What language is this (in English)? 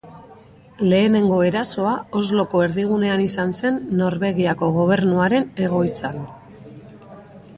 Basque